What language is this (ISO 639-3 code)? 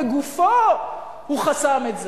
heb